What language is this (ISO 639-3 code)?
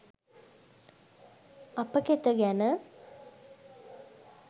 sin